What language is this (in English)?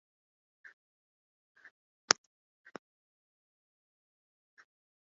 Japanese